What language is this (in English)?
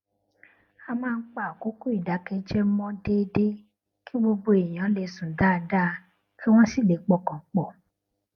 Yoruba